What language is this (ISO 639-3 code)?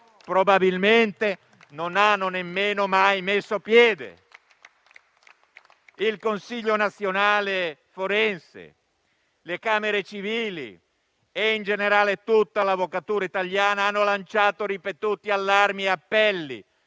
ita